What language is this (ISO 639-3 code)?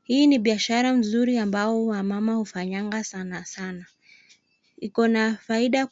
swa